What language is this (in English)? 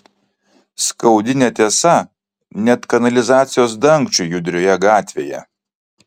Lithuanian